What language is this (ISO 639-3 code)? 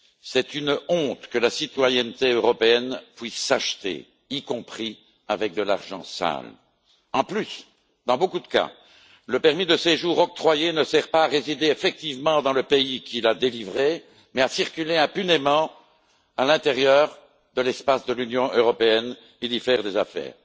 fra